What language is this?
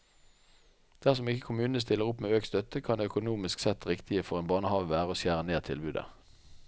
Norwegian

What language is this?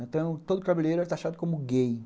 Portuguese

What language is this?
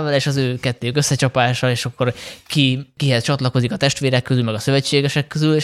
Hungarian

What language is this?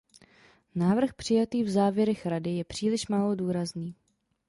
Czech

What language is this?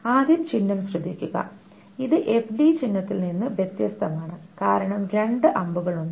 Malayalam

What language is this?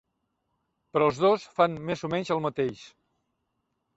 Catalan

